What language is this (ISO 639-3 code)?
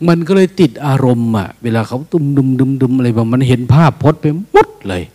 tha